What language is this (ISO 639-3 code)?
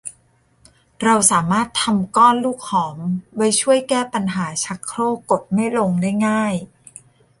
tha